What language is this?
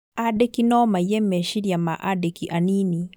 Kikuyu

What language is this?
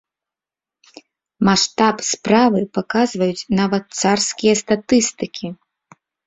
Belarusian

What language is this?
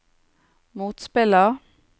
Norwegian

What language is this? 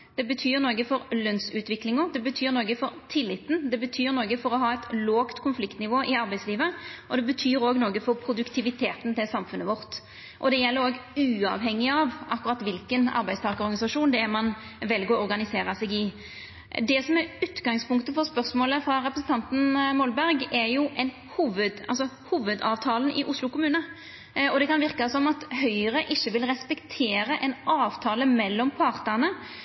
Norwegian Nynorsk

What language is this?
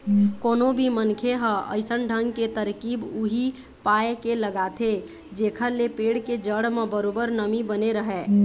Chhattisgarhi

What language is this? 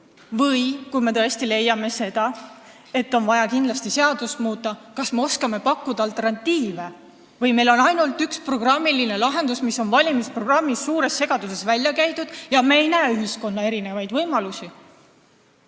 Estonian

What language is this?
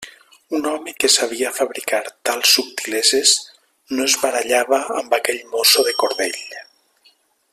Catalan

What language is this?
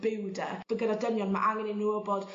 Welsh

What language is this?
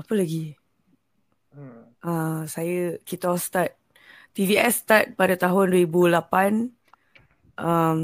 Malay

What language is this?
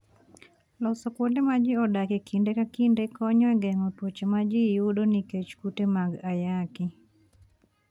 Luo (Kenya and Tanzania)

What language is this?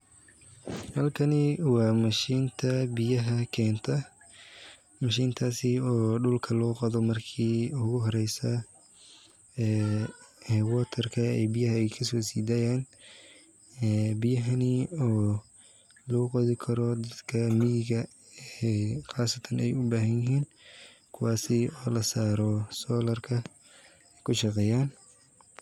Somali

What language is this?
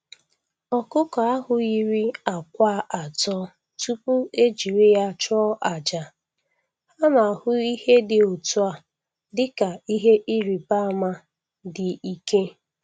Igbo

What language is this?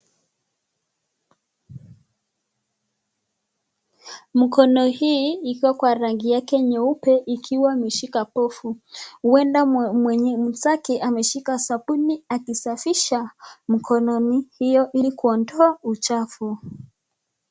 Swahili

